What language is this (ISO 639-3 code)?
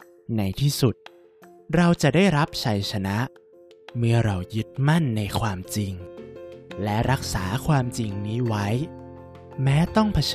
tha